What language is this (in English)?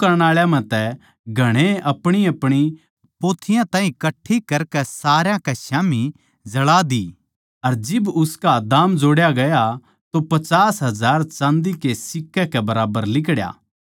Haryanvi